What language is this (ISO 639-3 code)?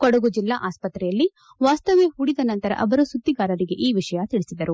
kan